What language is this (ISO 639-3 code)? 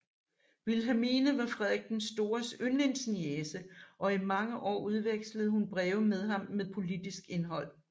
dan